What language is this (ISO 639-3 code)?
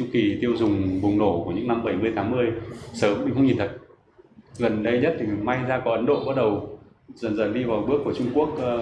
vie